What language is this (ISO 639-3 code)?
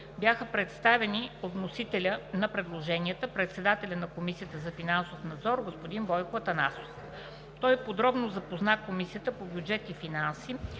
bul